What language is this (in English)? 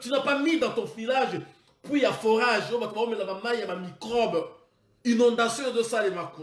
French